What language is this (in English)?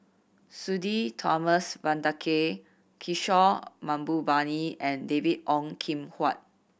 English